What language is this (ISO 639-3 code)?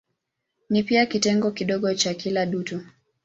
swa